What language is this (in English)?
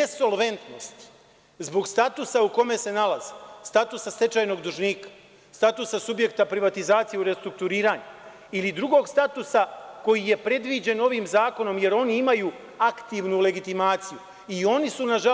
Serbian